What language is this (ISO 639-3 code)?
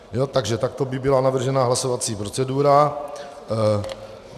ces